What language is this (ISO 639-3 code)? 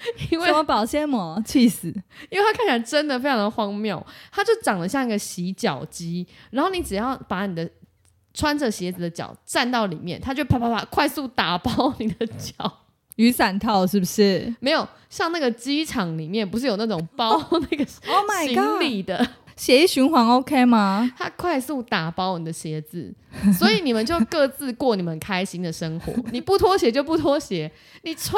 zho